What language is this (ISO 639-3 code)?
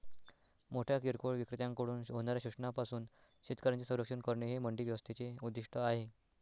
mar